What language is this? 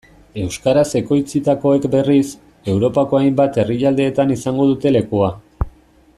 Basque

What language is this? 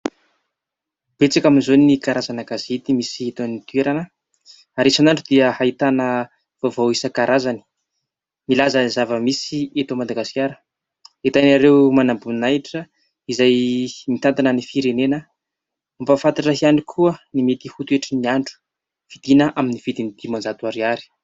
Malagasy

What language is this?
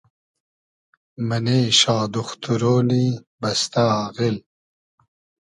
Hazaragi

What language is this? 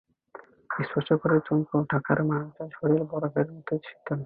Bangla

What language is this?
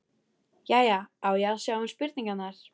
Icelandic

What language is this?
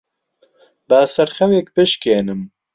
Central Kurdish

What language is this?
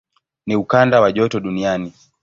Swahili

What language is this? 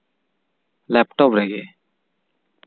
Santali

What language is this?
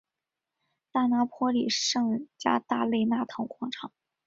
Chinese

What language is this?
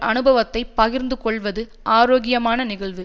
Tamil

